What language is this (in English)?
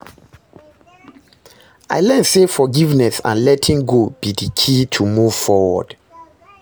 Nigerian Pidgin